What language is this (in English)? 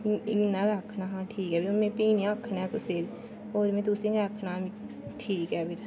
Dogri